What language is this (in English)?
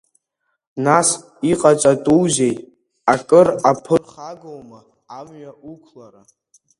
Abkhazian